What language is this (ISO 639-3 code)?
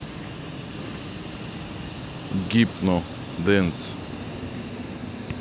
rus